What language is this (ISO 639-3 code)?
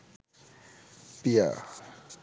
ben